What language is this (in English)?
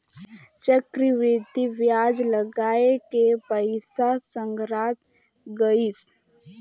Chhattisgarhi